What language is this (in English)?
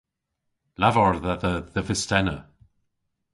Cornish